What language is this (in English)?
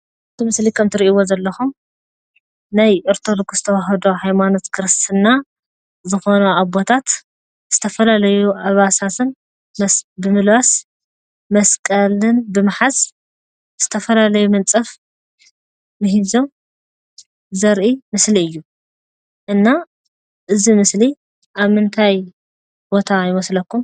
Tigrinya